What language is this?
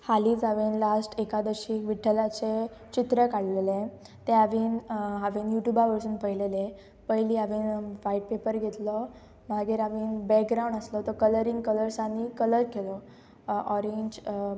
Konkani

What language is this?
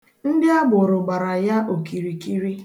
Igbo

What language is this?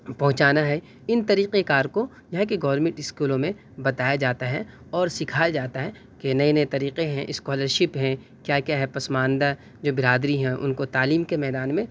Urdu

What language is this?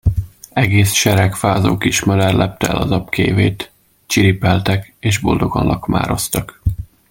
Hungarian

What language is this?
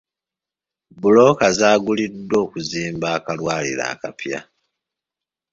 Ganda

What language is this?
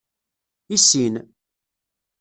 Kabyle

